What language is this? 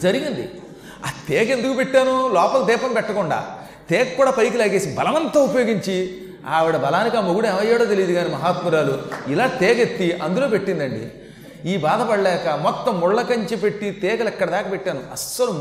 Telugu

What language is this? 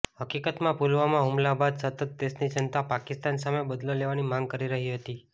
Gujarati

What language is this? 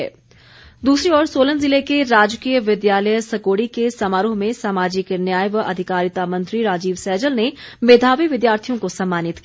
Hindi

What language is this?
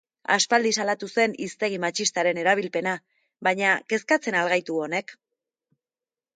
Basque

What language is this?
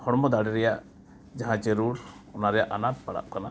Santali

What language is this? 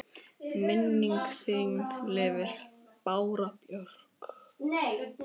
Icelandic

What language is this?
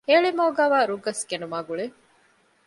Divehi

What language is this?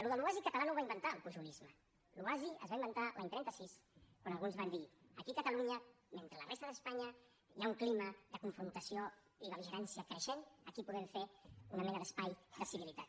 Catalan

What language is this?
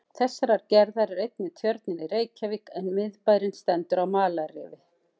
Icelandic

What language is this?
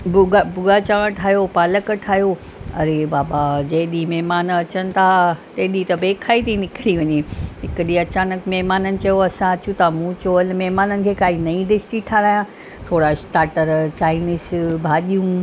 Sindhi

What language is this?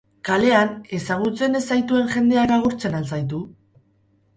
Basque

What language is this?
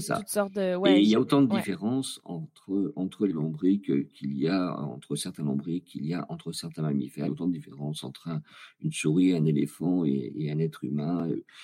French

